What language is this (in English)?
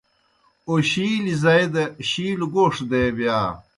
Kohistani Shina